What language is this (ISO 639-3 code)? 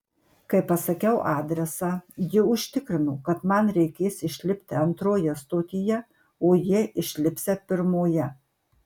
lit